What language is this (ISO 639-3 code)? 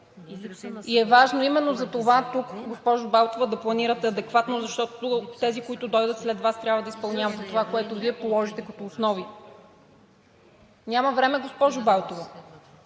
bul